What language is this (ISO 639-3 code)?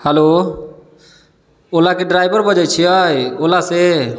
mai